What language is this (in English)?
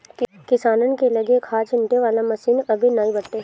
Bhojpuri